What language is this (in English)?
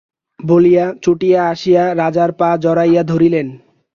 Bangla